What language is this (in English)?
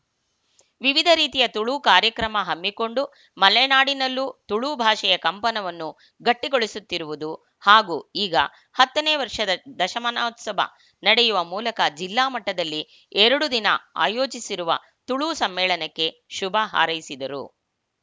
Kannada